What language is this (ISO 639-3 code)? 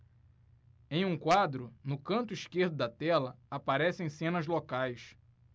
por